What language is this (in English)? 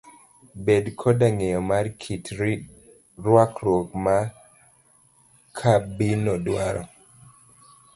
Luo (Kenya and Tanzania)